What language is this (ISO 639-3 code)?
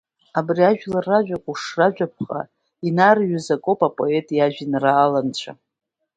abk